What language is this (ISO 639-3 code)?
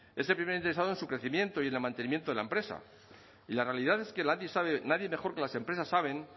spa